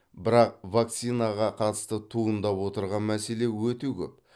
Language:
Kazakh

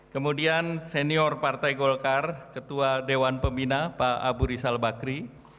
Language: Indonesian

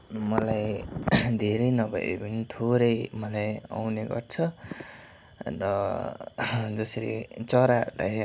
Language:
Nepali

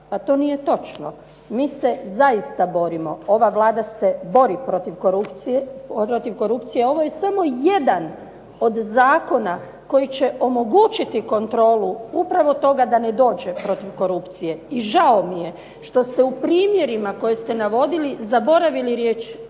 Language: Croatian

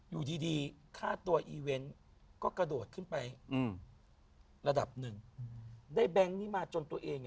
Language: Thai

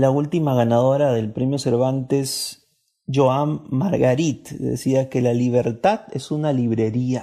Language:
Spanish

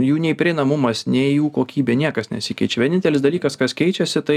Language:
Lithuanian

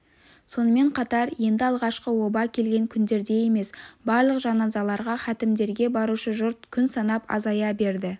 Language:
Kazakh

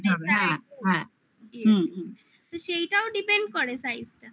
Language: Bangla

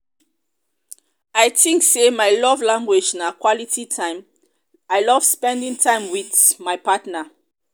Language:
Nigerian Pidgin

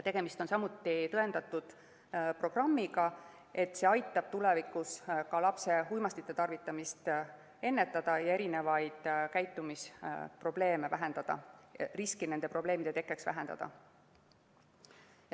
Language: Estonian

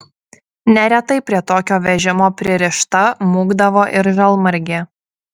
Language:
Lithuanian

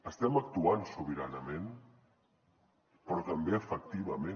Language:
Catalan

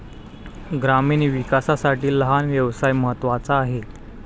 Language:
Marathi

